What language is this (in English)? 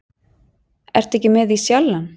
Icelandic